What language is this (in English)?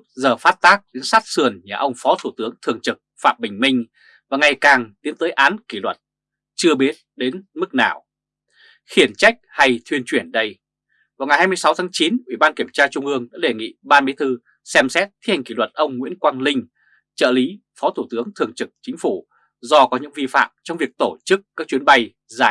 Vietnamese